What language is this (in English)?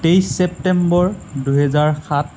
Assamese